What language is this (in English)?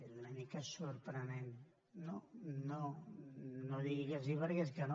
Catalan